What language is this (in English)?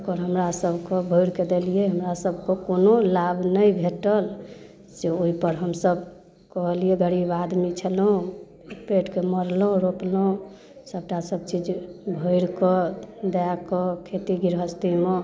Maithili